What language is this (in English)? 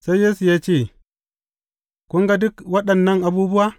Hausa